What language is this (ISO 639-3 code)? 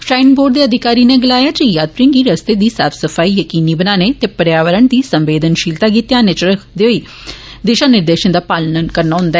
doi